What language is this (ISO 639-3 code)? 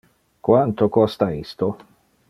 ina